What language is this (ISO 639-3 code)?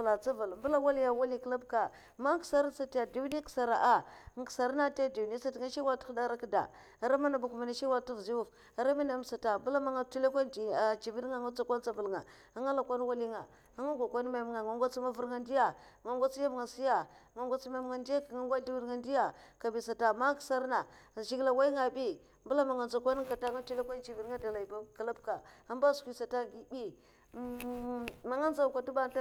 maf